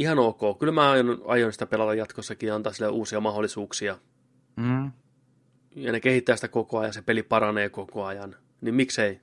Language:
Finnish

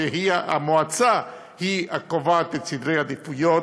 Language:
Hebrew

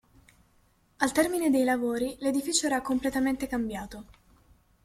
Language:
Italian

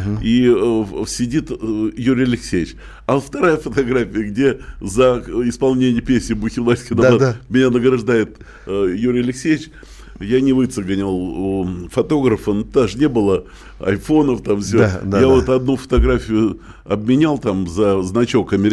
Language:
Russian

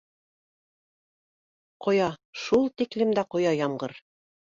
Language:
Bashkir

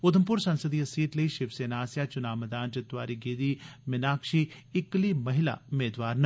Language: Dogri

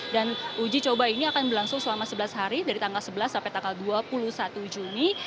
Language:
Indonesian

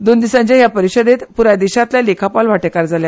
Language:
Konkani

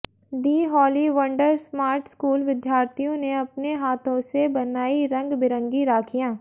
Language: Hindi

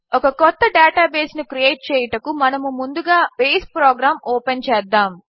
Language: Telugu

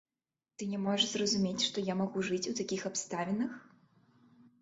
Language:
Belarusian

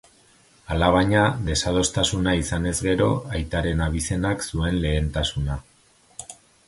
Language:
Basque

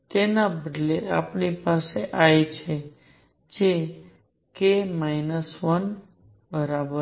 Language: Gujarati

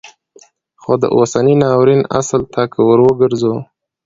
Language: Pashto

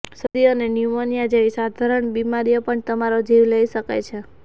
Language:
Gujarati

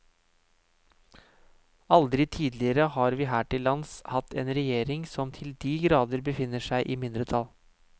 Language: Norwegian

